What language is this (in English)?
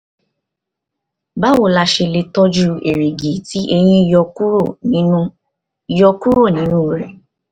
Yoruba